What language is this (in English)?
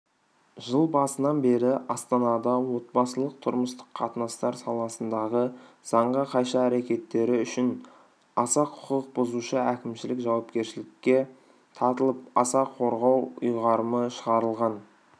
Kazakh